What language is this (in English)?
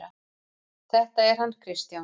Icelandic